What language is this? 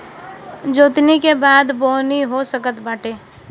Bhojpuri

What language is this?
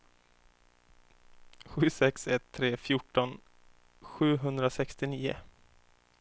Swedish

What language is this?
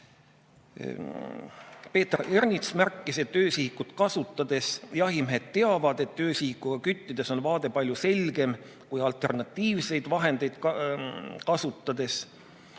Estonian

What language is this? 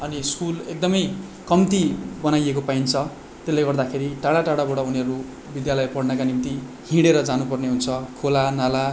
Nepali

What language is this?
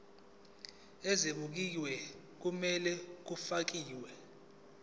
Zulu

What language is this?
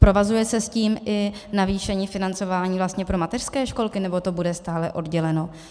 Czech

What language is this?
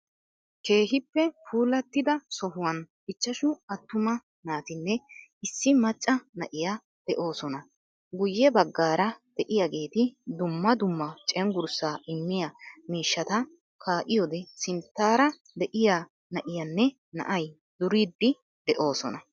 Wolaytta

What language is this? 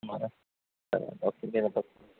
Telugu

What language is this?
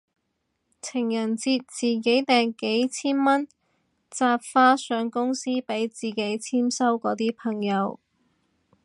Cantonese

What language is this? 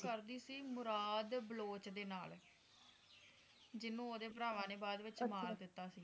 Punjabi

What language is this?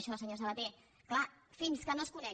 Catalan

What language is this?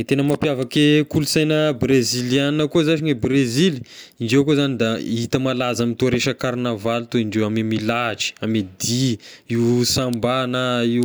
Tesaka Malagasy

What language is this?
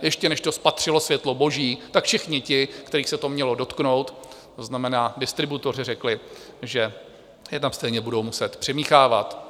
Czech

